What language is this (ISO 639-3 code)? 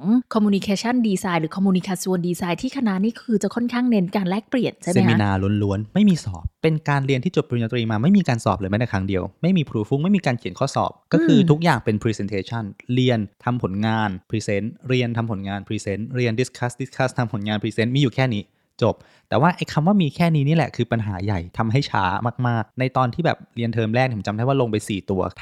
tha